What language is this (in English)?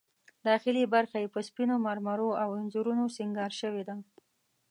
Pashto